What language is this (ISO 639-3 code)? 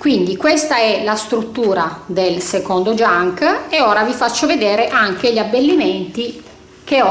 ita